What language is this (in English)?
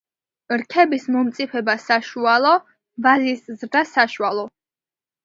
Georgian